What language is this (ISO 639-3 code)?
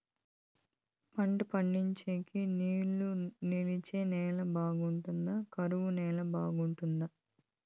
tel